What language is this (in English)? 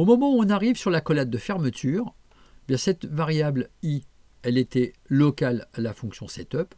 French